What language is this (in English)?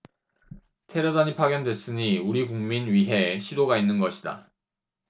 Korean